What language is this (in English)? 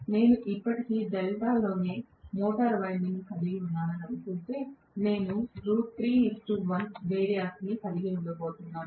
Telugu